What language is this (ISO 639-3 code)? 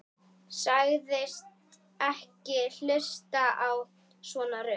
isl